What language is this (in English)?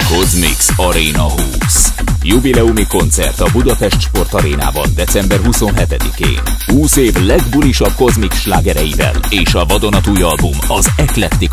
Hungarian